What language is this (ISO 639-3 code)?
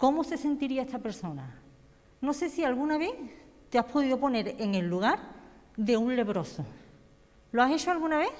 spa